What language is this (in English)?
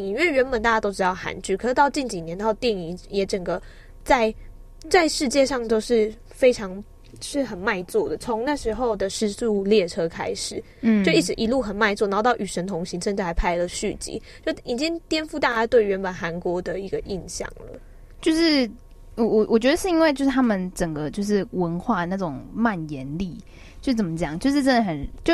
Chinese